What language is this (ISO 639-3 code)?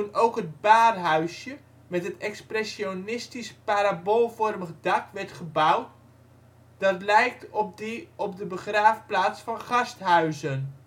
nld